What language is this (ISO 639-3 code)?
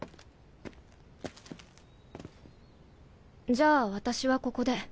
jpn